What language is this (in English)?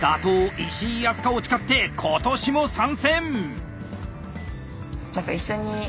Japanese